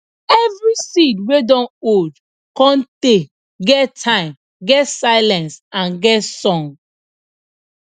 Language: Nigerian Pidgin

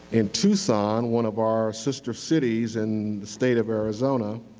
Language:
English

